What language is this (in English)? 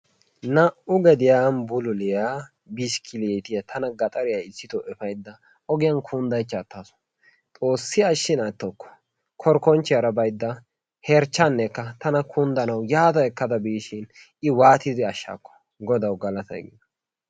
Wolaytta